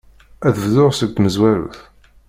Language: Kabyle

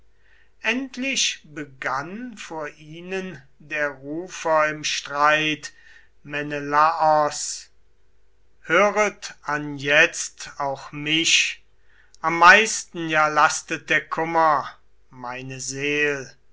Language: German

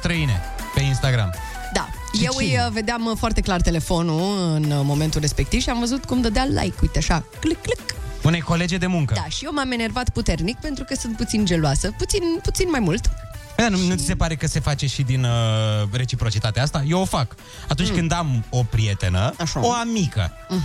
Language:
Romanian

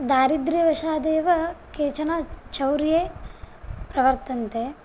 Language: Sanskrit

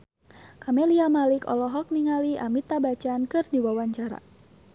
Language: Sundanese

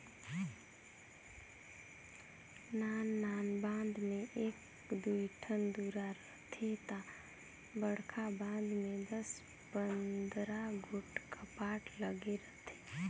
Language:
Chhattisgarhi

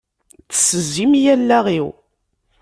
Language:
Kabyle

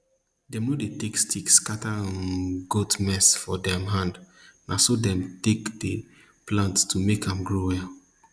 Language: Nigerian Pidgin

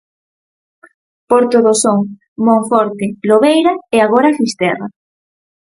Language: Galician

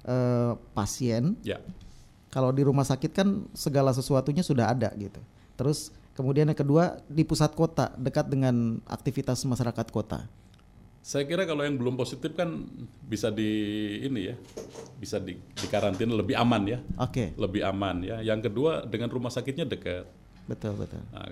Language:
Indonesian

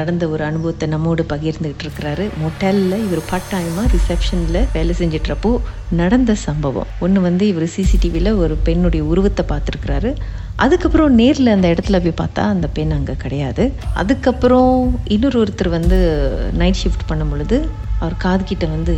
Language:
Tamil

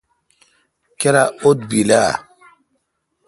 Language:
Kalkoti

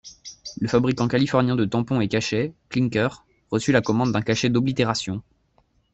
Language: French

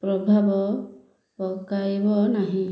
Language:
Odia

